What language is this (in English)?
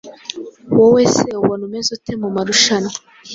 Kinyarwanda